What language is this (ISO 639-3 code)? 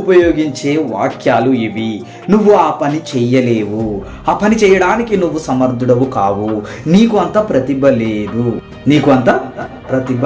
tel